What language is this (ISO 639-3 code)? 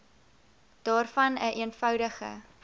afr